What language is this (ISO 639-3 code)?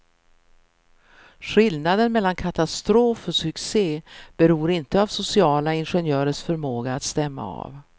swe